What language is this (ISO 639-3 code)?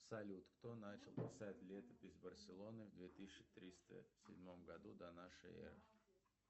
rus